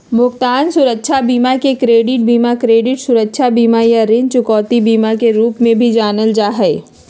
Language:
Magahi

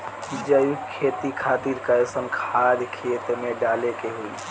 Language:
Bhojpuri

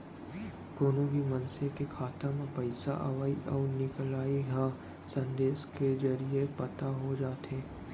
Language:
Chhattisgarhi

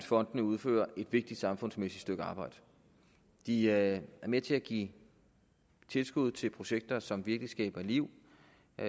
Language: Danish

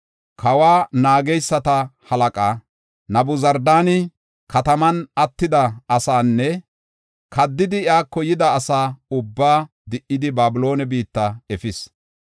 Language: Gofa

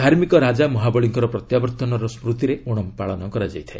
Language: Odia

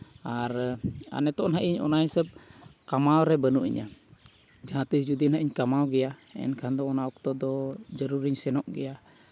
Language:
Santali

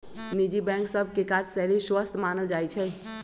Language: Magahi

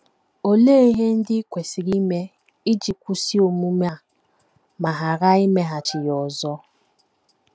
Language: Igbo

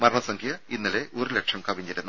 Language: Malayalam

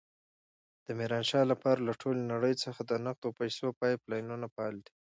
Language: Pashto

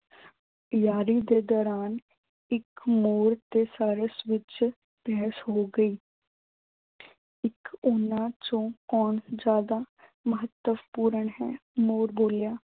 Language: Punjabi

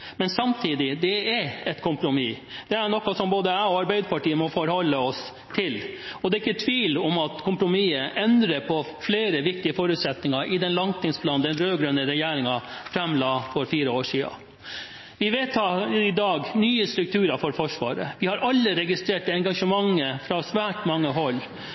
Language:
Norwegian Bokmål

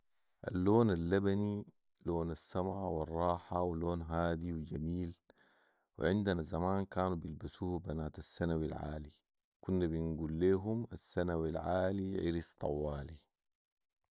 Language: Sudanese Arabic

